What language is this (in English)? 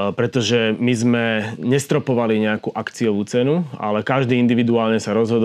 Slovak